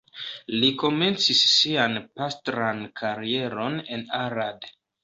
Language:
Esperanto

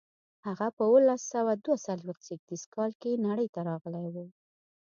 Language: Pashto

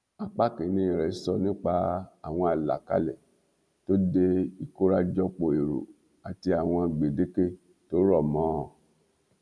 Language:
Yoruba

